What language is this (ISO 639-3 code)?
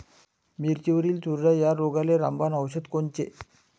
mar